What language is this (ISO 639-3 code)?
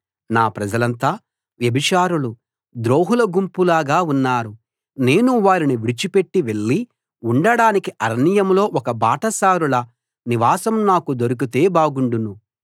tel